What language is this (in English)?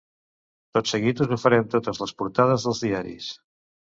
Catalan